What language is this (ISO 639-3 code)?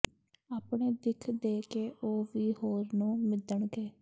pan